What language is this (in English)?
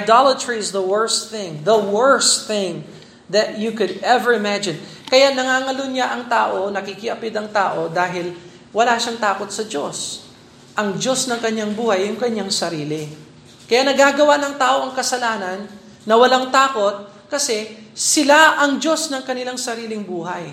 Filipino